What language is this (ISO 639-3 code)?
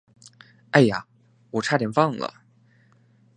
zho